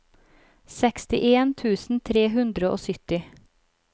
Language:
Norwegian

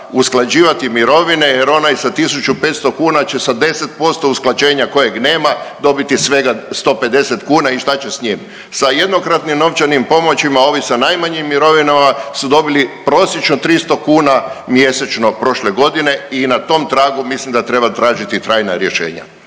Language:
Croatian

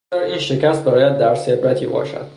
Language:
Persian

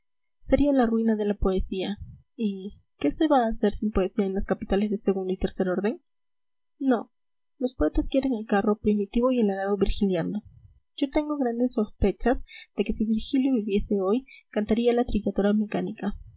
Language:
Spanish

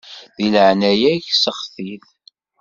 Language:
Kabyle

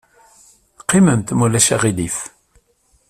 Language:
Kabyle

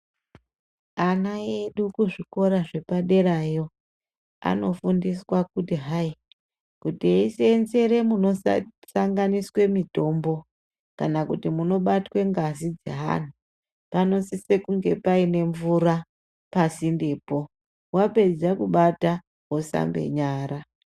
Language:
Ndau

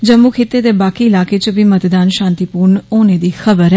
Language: Dogri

